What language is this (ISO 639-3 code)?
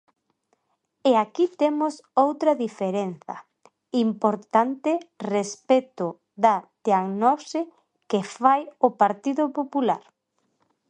glg